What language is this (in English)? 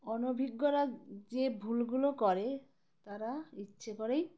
Bangla